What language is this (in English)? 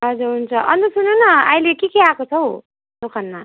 Nepali